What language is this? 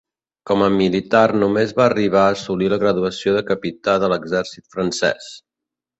Catalan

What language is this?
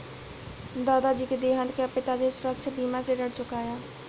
Hindi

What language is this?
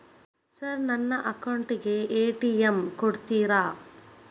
Kannada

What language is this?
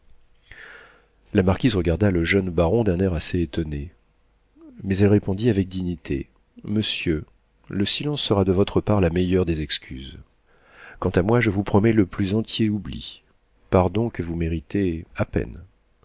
French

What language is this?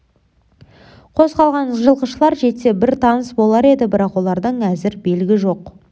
Kazakh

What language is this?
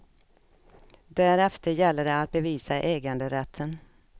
Swedish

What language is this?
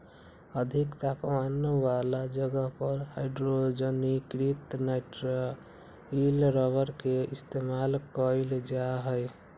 Magahi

